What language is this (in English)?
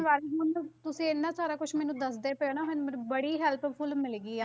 Punjabi